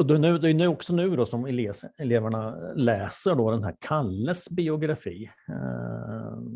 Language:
Swedish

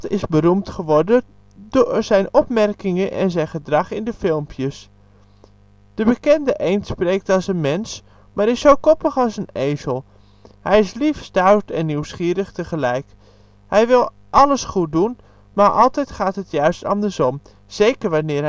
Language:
Dutch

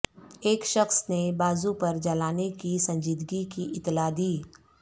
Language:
Urdu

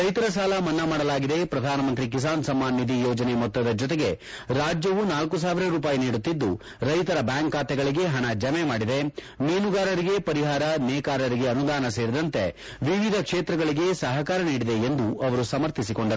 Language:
Kannada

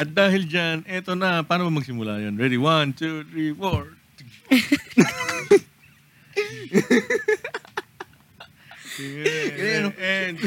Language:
Filipino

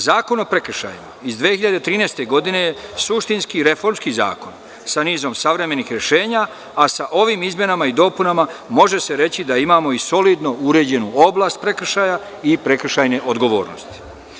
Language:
Serbian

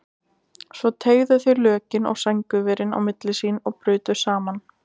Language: Icelandic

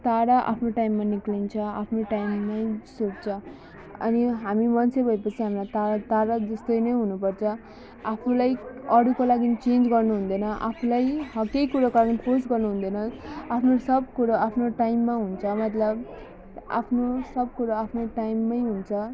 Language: Nepali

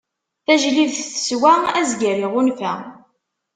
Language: Kabyle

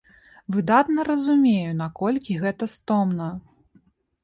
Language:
Belarusian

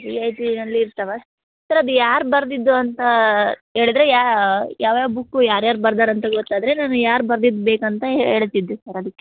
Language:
Kannada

